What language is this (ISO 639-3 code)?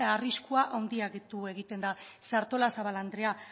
eus